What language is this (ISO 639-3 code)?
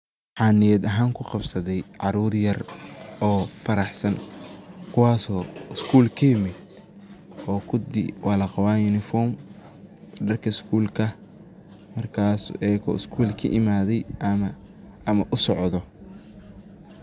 som